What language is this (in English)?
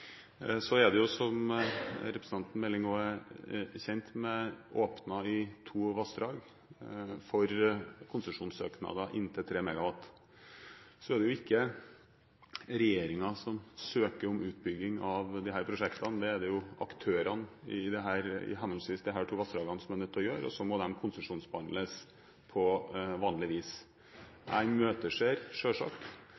Norwegian Bokmål